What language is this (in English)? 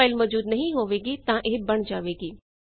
Punjabi